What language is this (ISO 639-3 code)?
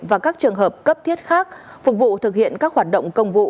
vie